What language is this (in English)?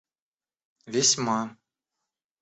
Russian